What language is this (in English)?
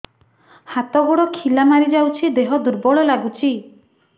Odia